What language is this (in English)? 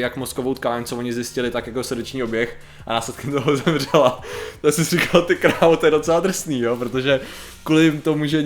Czech